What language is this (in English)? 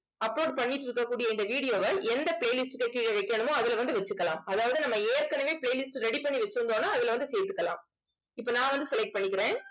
Tamil